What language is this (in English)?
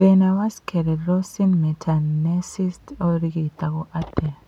Kikuyu